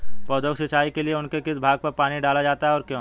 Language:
Hindi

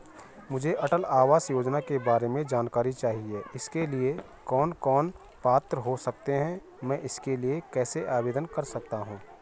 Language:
Hindi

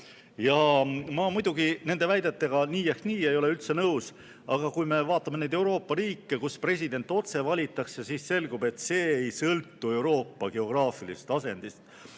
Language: Estonian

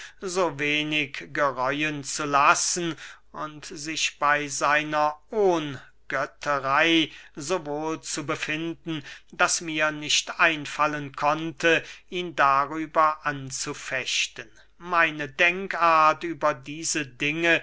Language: German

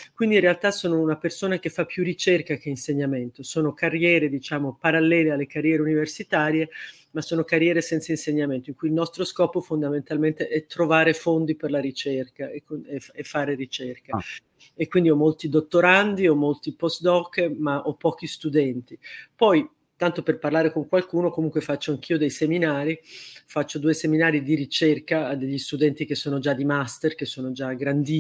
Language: Italian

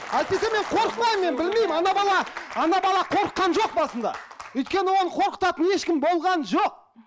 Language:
Kazakh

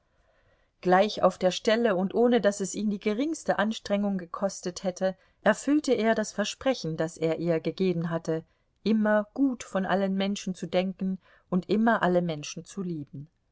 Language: German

